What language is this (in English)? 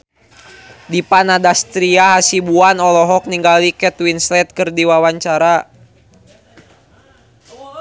Sundanese